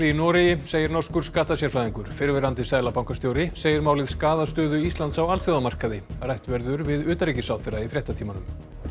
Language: Icelandic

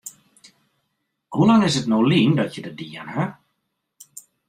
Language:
Western Frisian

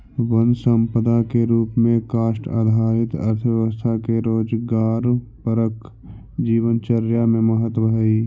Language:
Magahi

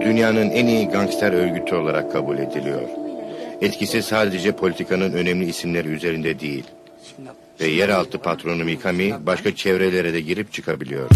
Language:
Turkish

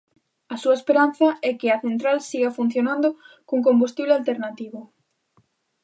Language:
Galician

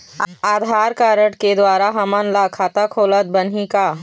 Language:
Chhattisgarhi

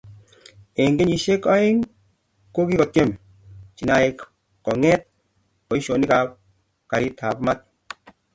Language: Kalenjin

